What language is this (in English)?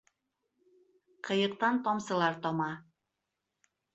Bashkir